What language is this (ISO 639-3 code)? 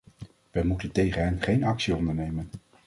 nld